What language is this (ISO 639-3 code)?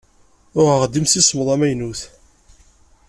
kab